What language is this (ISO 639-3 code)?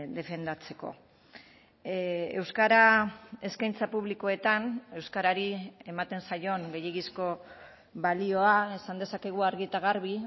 eus